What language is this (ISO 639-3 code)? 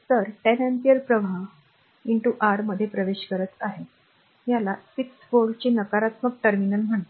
mar